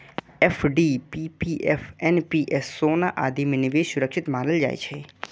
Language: Maithili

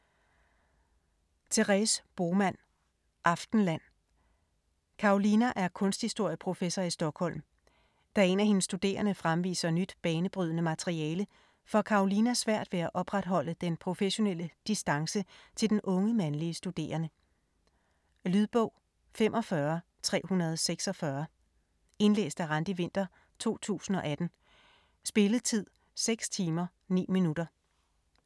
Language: Danish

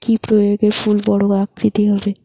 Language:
Bangla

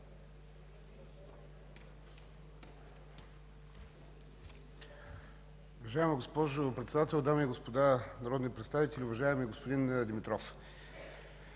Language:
Bulgarian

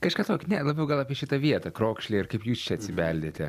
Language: Lithuanian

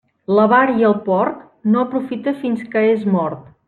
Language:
Catalan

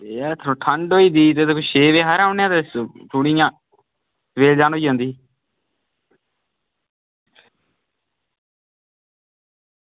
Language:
Dogri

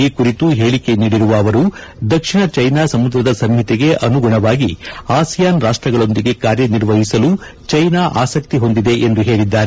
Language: Kannada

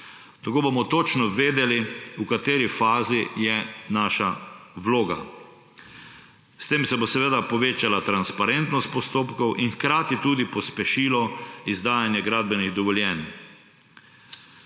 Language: Slovenian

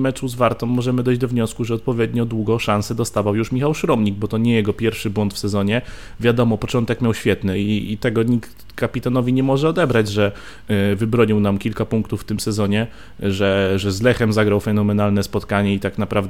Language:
Polish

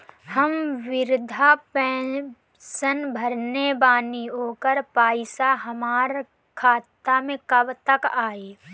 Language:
Bhojpuri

